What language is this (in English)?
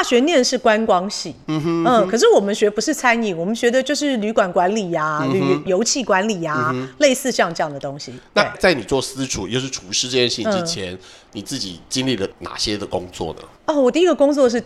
Chinese